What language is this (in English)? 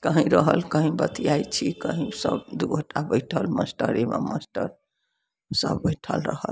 Maithili